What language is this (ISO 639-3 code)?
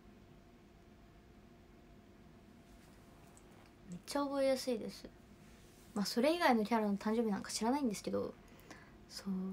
jpn